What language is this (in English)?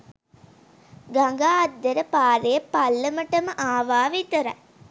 Sinhala